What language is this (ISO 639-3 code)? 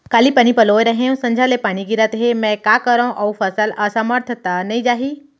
hne